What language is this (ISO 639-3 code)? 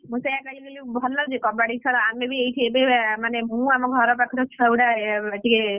ori